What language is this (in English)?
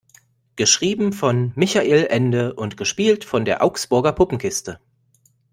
German